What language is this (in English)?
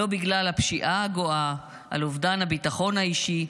Hebrew